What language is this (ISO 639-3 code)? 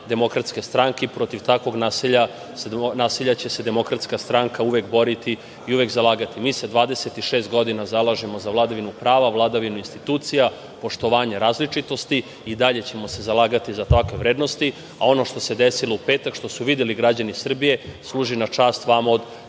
srp